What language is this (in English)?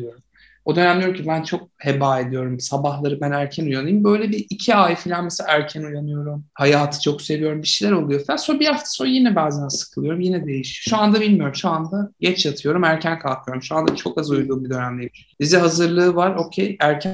Turkish